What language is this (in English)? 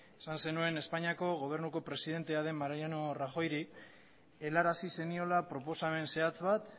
Basque